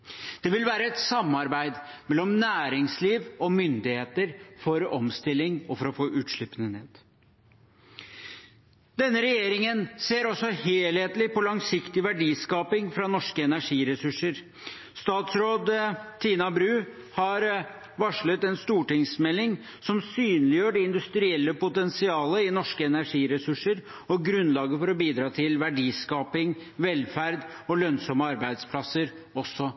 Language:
Norwegian Bokmål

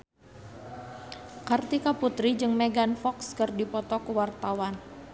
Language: Sundanese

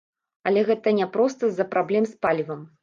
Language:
Belarusian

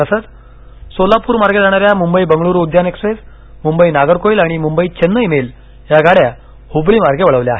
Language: Marathi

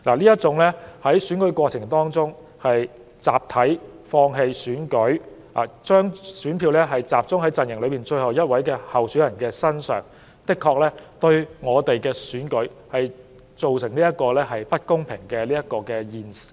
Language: Cantonese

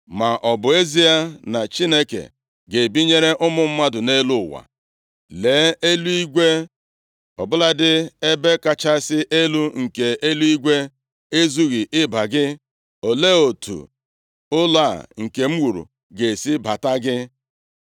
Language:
Igbo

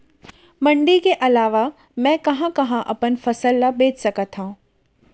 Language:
Chhattisgarhi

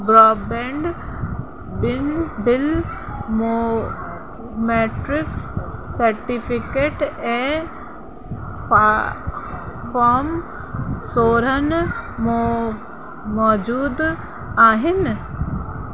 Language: Sindhi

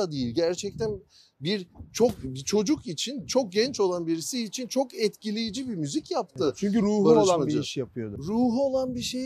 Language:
Turkish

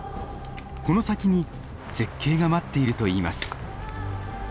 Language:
Japanese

